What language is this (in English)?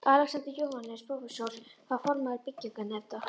Icelandic